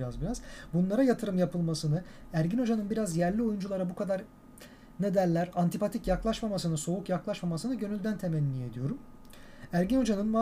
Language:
Turkish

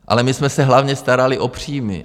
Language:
Czech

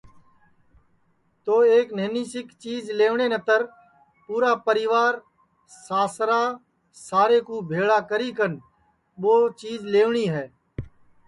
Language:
Sansi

